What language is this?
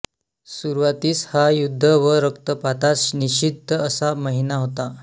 Marathi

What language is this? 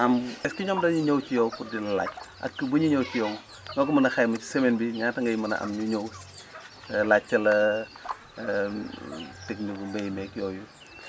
Wolof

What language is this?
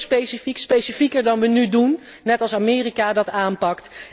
Dutch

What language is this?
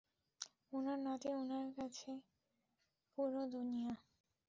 Bangla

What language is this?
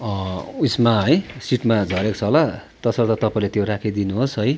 Nepali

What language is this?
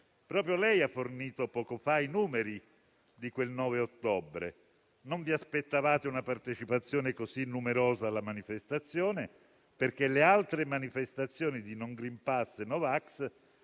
Italian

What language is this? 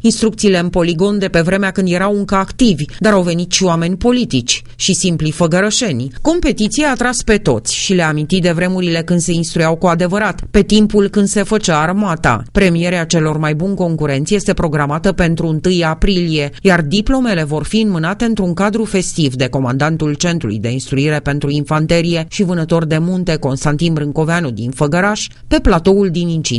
Romanian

